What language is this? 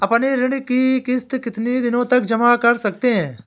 Hindi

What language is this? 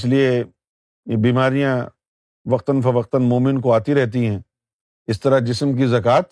Urdu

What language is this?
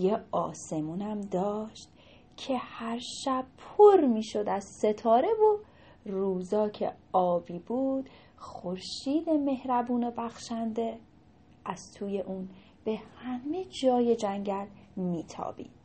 Persian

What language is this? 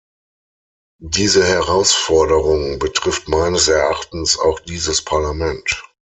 German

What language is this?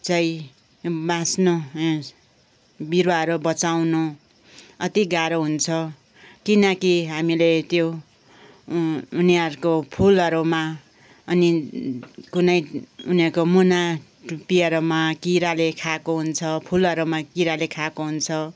Nepali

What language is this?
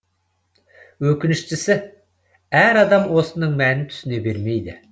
Kazakh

